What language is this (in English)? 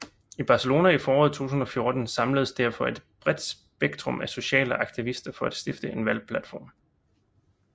Danish